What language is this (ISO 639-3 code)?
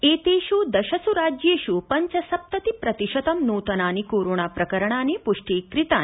san